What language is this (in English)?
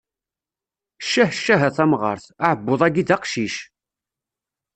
Kabyle